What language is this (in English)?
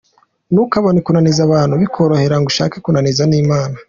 Kinyarwanda